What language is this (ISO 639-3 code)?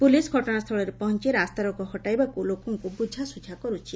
ori